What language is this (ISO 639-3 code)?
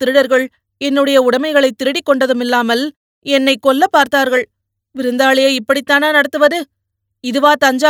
tam